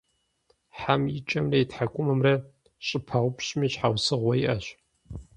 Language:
Kabardian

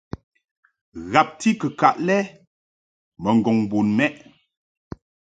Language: Mungaka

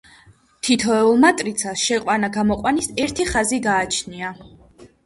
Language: Georgian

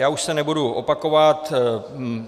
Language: Czech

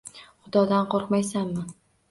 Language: Uzbek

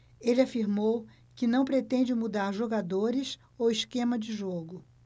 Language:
Portuguese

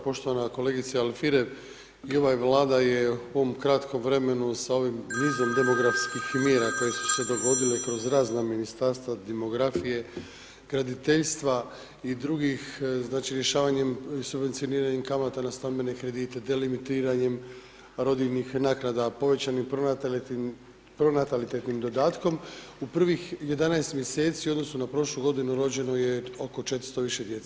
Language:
Croatian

